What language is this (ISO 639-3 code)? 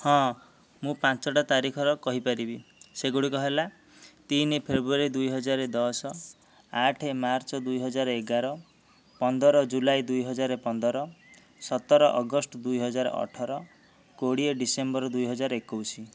ori